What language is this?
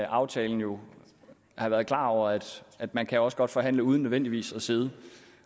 Danish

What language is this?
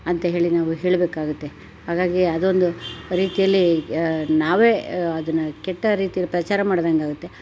Kannada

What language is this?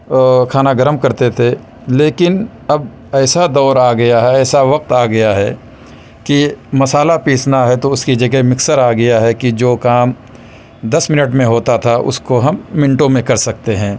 Urdu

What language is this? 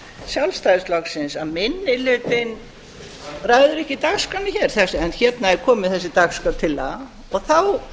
Icelandic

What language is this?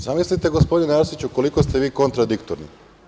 Serbian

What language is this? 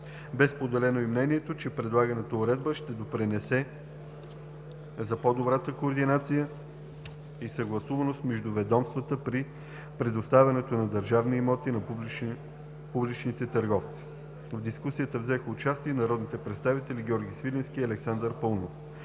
Bulgarian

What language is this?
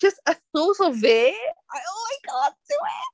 Welsh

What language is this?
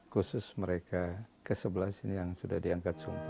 Indonesian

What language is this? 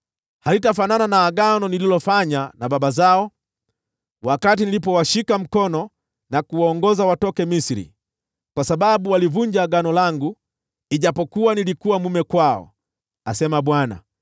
Swahili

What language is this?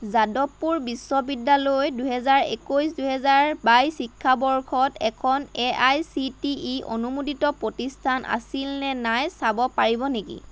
Assamese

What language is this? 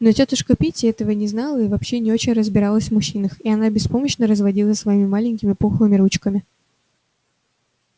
Russian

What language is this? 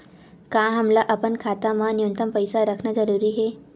Chhattisgarhi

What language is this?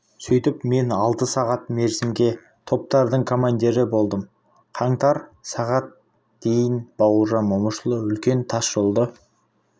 Kazakh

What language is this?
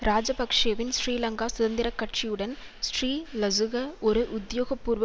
Tamil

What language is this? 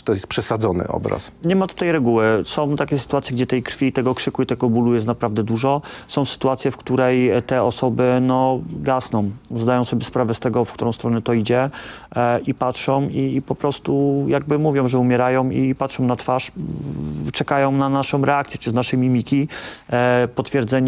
Polish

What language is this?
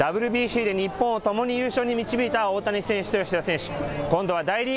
Japanese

